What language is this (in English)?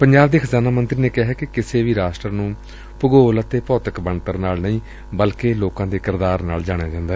Punjabi